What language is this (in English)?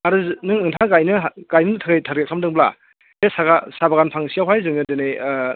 Bodo